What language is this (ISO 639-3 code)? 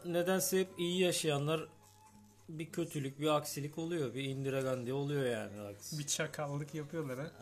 tur